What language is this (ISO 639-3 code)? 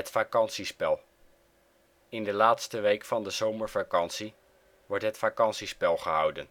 nld